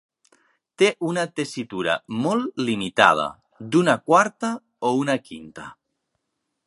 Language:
Catalan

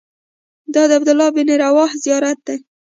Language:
Pashto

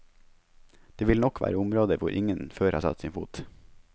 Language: Norwegian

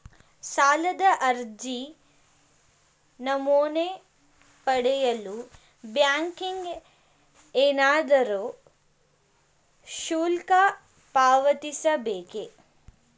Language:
Kannada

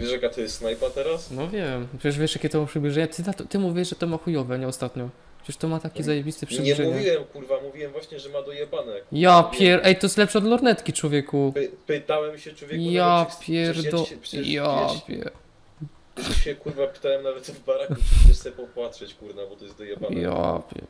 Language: Polish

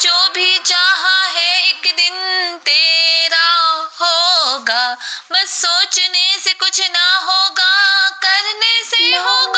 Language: Urdu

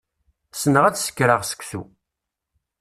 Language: Kabyle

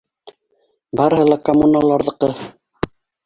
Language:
Bashkir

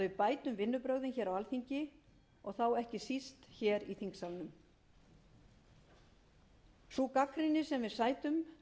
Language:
Icelandic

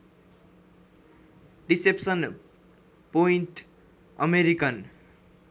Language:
Nepali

